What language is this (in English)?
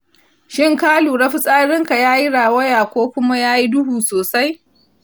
Hausa